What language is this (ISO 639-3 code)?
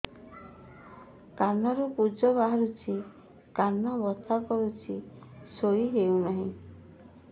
ori